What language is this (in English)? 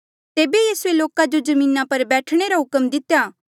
Mandeali